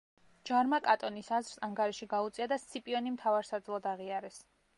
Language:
Georgian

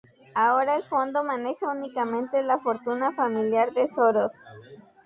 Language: Spanish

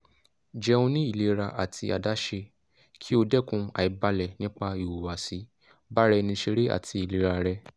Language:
Yoruba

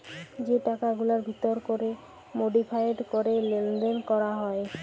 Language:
Bangla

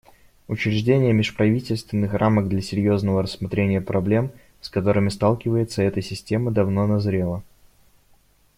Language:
Russian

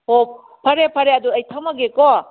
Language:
Manipuri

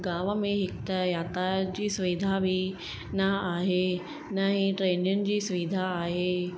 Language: Sindhi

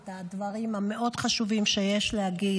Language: Hebrew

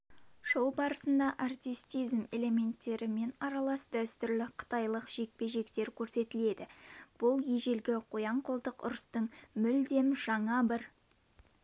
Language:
Kazakh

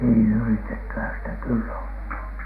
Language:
Finnish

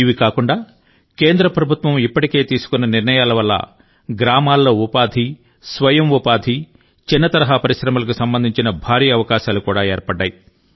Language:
Telugu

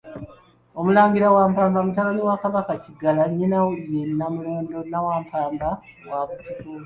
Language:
Ganda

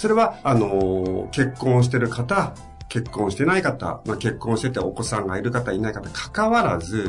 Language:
Japanese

